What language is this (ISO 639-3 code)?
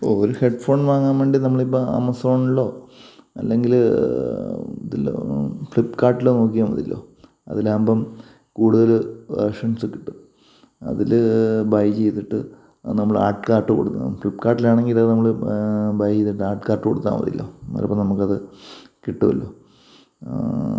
mal